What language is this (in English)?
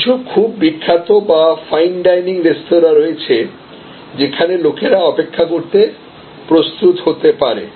Bangla